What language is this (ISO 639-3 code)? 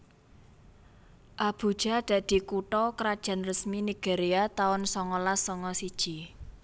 jav